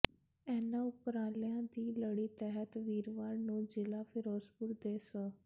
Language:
Punjabi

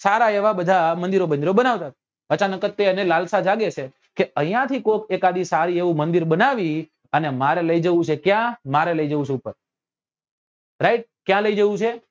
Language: Gujarati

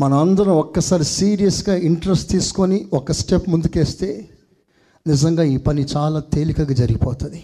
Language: Telugu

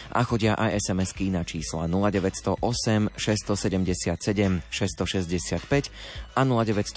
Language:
Slovak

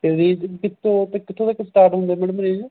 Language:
Punjabi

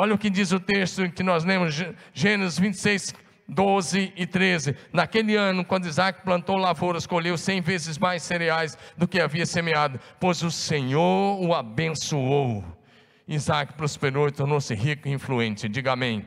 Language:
Portuguese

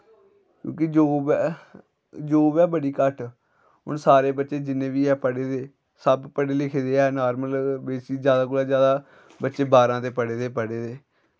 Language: Dogri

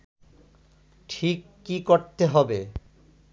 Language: Bangla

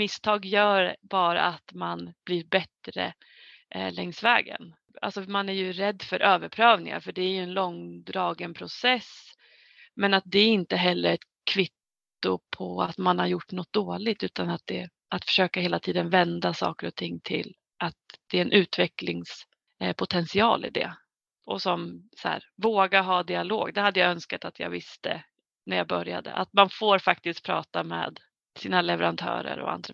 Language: Swedish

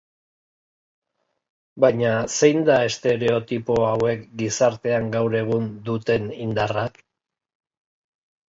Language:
Basque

